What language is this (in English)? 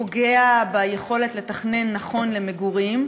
Hebrew